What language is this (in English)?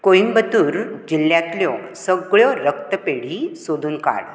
Konkani